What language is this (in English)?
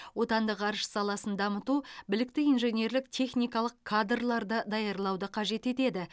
Kazakh